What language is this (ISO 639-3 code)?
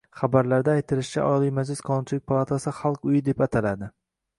uzb